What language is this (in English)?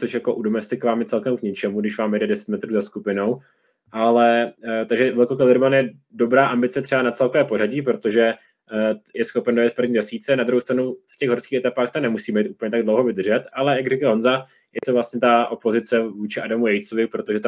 Czech